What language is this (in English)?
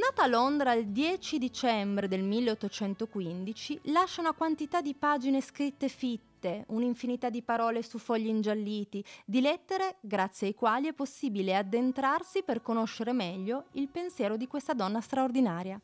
Italian